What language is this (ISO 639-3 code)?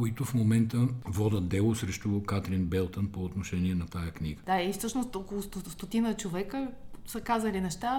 bul